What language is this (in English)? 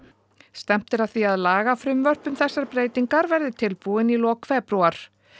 Icelandic